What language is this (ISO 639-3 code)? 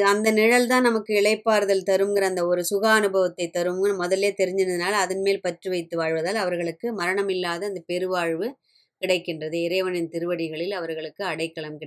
tam